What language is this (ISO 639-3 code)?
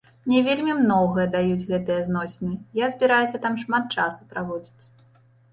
bel